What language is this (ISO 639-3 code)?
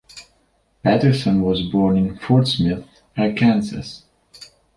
eng